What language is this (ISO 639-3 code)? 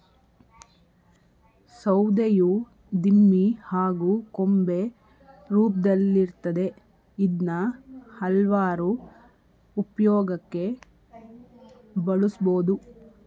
kan